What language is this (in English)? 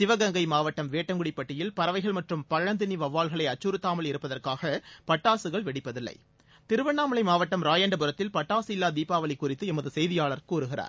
Tamil